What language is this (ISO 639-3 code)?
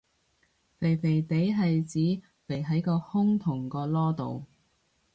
yue